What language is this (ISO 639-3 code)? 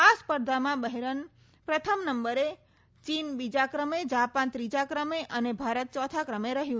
guj